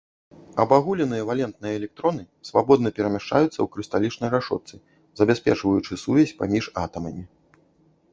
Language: Belarusian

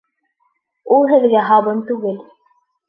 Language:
Bashkir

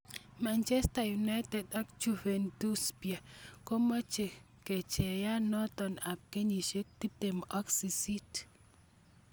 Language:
Kalenjin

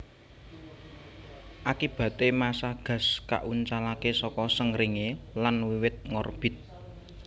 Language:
Javanese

